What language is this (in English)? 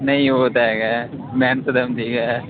Dogri